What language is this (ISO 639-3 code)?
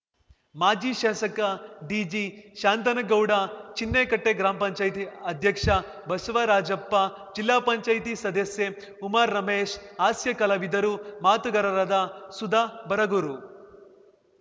kan